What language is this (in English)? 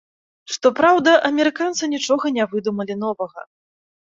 Belarusian